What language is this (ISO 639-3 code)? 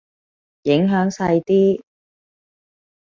yue